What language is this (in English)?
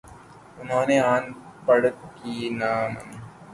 Urdu